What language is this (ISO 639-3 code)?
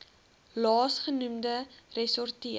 afr